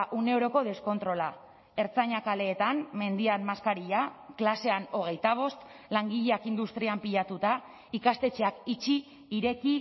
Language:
Basque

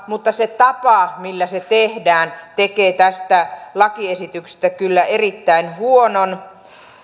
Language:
Finnish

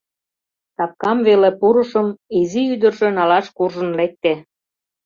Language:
Mari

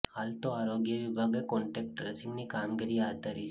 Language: Gujarati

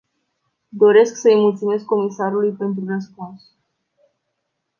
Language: Romanian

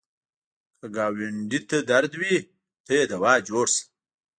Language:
Pashto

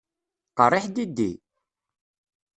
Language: Kabyle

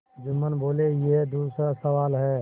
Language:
Hindi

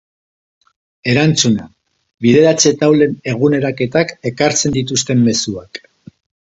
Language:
Basque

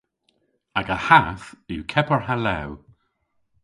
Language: Cornish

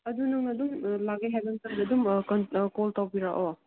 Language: Manipuri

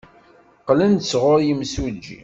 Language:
Kabyle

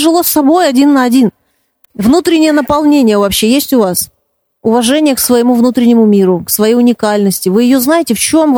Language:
Russian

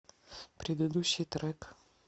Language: Russian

